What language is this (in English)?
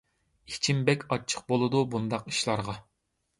Uyghur